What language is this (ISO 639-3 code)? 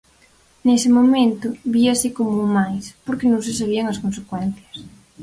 glg